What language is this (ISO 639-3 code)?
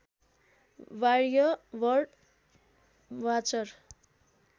nep